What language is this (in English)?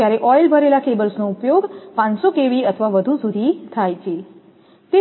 Gujarati